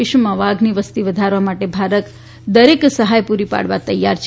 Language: Gujarati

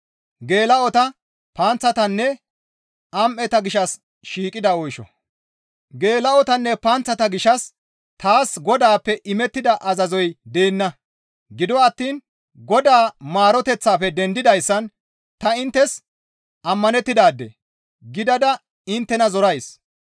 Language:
Gamo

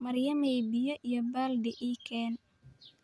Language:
Somali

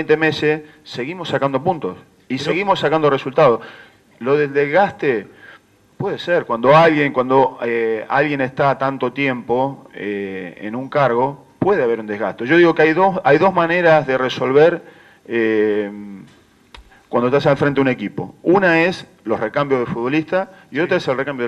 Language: Spanish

